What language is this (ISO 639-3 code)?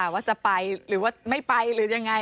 tha